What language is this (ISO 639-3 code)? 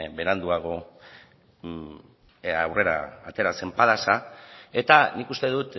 eus